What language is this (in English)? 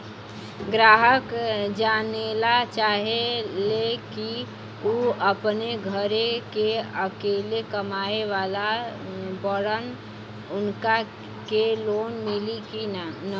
Bhojpuri